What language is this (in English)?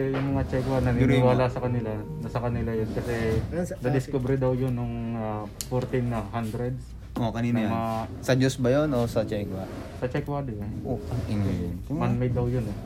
Filipino